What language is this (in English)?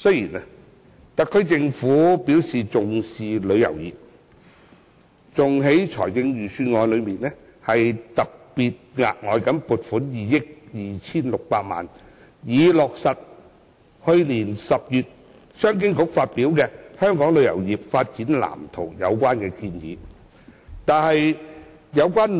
Cantonese